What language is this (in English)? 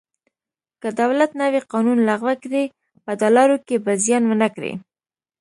Pashto